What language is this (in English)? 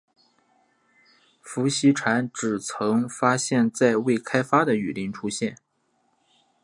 Chinese